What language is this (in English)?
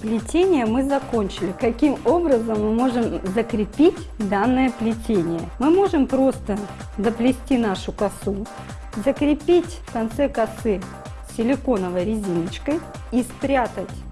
Russian